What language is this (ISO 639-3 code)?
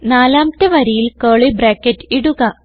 mal